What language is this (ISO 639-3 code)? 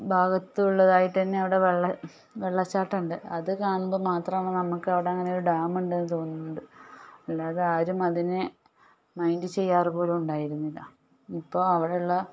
mal